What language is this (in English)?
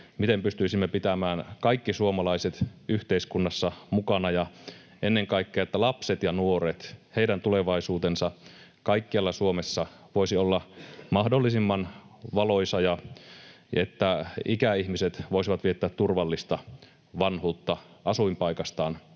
Finnish